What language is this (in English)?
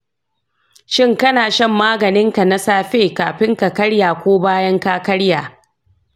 Hausa